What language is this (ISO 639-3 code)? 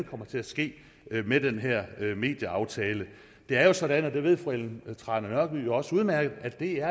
dan